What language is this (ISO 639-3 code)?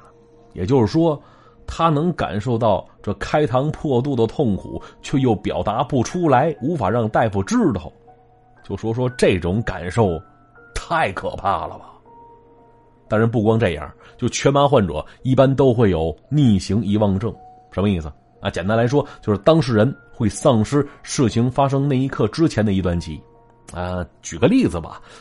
zho